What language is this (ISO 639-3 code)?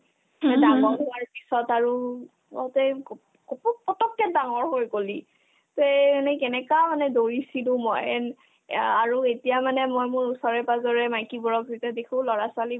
asm